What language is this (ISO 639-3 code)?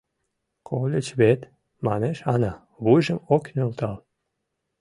chm